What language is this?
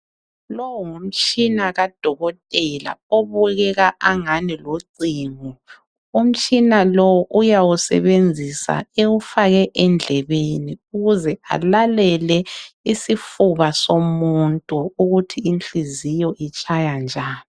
North Ndebele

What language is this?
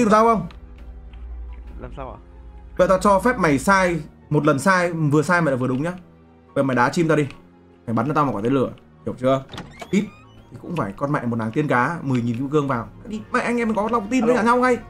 Vietnamese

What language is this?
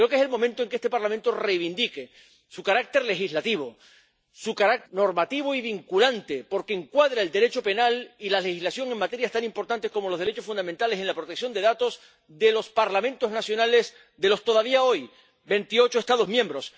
Spanish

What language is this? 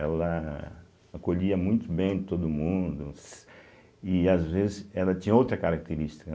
Portuguese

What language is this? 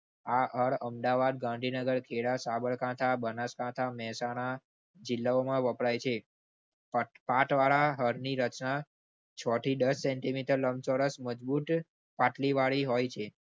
Gujarati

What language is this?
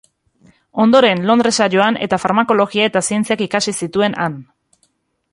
Basque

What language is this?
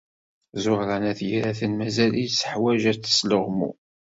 Kabyle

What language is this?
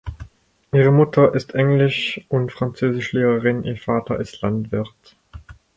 German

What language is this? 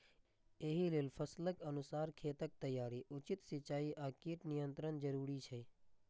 Maithili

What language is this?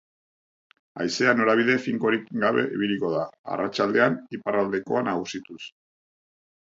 Basque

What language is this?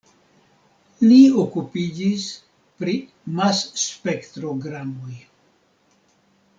Esperanto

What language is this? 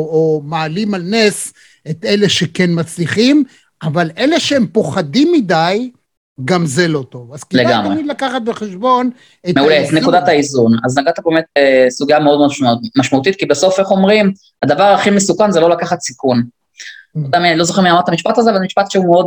Hebrew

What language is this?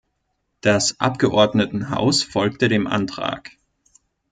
German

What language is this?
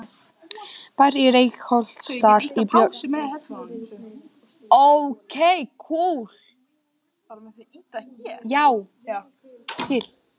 Icelandic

